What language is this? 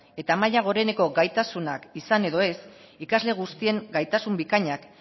Basque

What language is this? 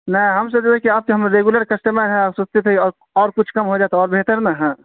Urdu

